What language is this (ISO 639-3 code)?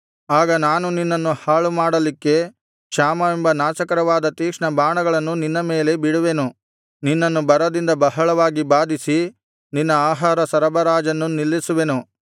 kan